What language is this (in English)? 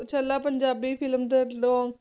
Punjabi